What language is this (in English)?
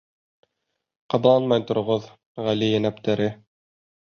Bashkir